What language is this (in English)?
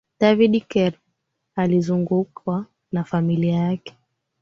Swahili